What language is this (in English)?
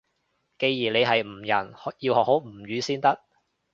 Cantonese